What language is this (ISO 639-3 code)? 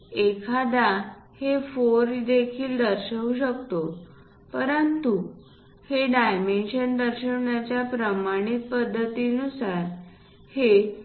mar